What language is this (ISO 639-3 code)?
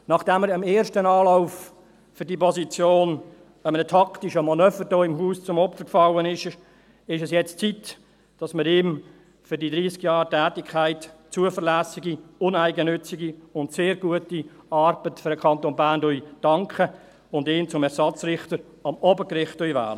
gsw